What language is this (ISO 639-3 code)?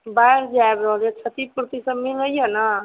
mai